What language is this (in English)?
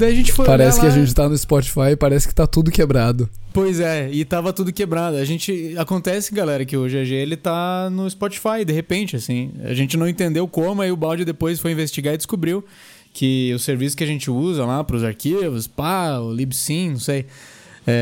Portuguese